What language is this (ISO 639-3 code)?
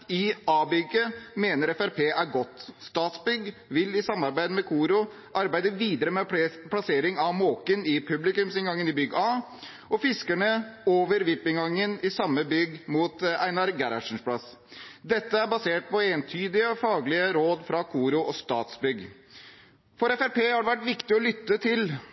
nob